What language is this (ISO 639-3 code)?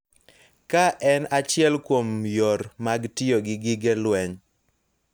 luo